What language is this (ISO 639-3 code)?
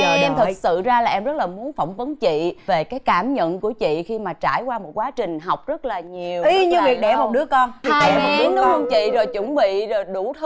vie